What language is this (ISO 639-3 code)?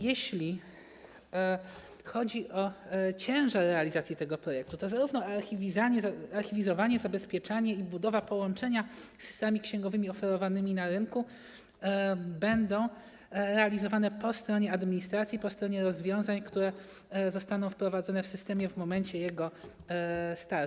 pol